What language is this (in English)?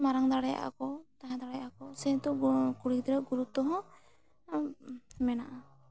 Santali